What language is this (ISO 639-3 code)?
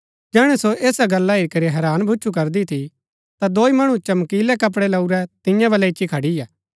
gbk